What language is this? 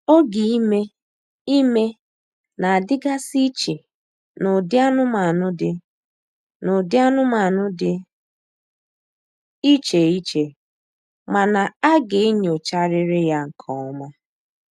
Igbo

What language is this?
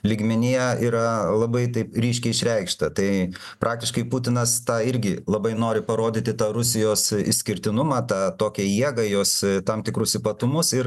Lithuanian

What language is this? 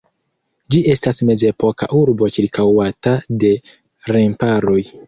Esperanto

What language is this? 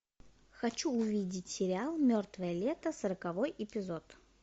Russian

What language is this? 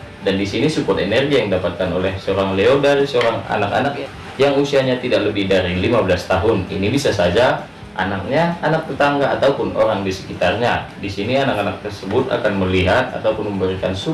Indonesian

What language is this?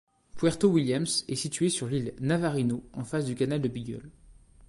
French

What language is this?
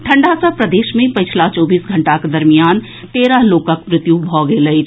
Maithili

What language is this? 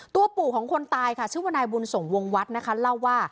Thai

